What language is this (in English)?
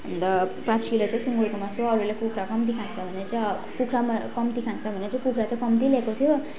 Nepali